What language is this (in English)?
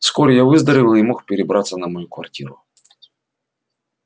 Russian